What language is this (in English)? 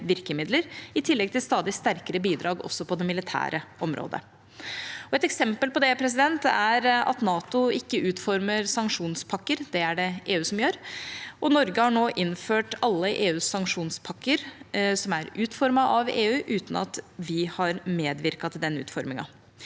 Norwegian